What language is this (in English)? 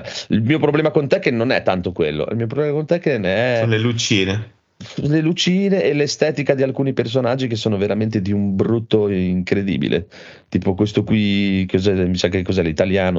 Italian